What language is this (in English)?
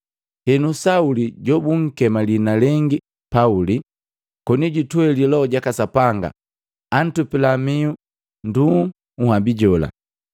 Matengo